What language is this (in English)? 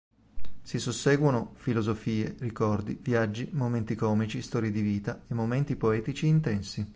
Italian